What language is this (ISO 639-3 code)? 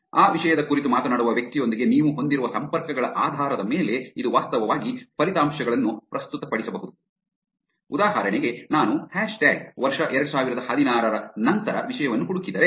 kan